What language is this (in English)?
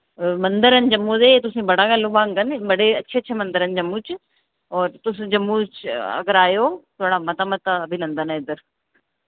Dogri